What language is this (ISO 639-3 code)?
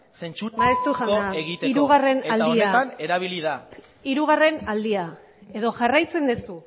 eus